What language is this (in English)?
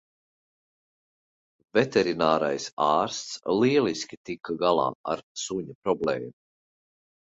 Latvian